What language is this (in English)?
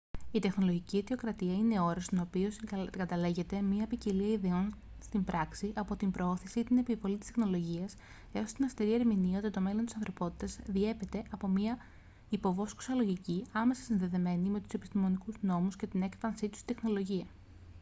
Greek